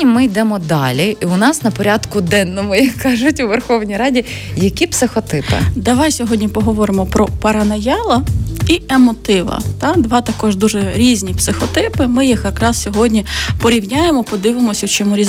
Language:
Ukrainian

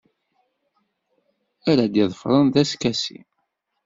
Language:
Kabyle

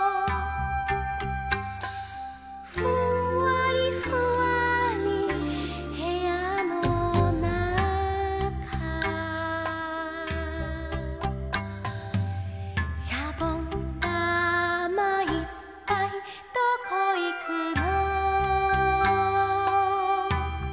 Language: Japanese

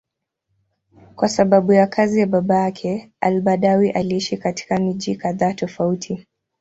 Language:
Swahili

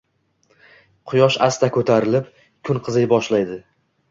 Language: Uzbek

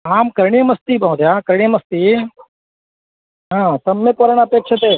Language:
Sanskrit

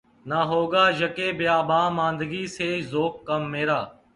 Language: Urdu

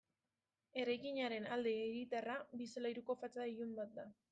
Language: Basque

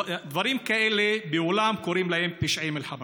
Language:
Hebrew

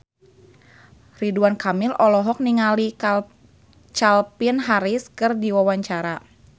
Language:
Sundanese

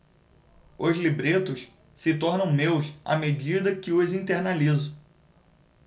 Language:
Portuguese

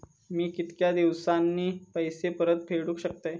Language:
Marathi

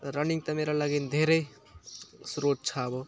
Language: Nepali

